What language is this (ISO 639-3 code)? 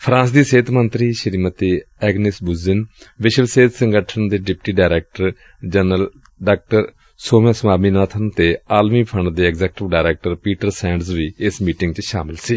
pan